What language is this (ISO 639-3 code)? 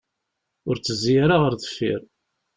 kab